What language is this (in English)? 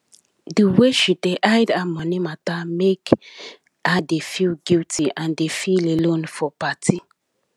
Nigerian Pidgin